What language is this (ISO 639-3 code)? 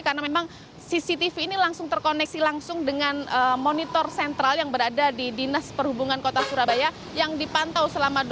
ind